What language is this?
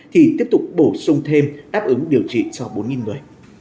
Vietnamese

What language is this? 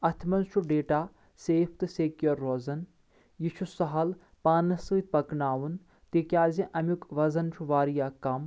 Kashmiri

